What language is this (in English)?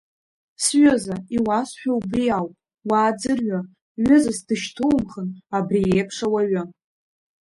Abkhazian